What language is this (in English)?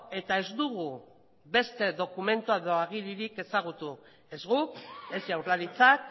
Basque